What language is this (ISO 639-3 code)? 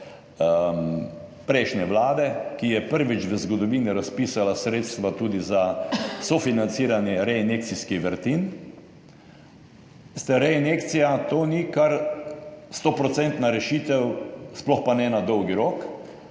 slv